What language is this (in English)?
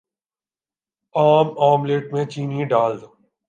Urdu